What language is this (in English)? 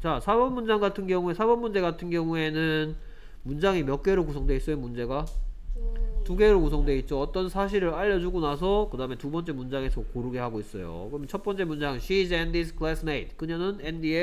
Korean